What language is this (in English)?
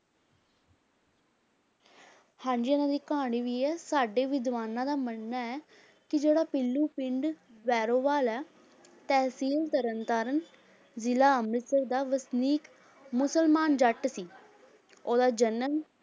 Punjabi